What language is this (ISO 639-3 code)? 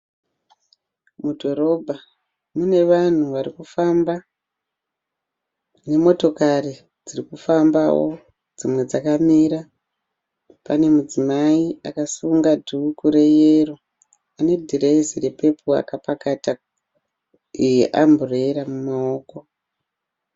sna